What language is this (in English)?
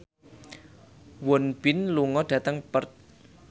Javanese